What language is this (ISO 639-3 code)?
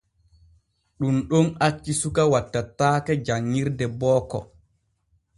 fue